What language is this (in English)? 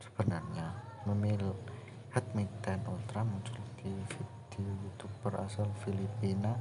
Indonesian